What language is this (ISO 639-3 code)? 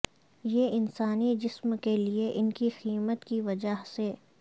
urd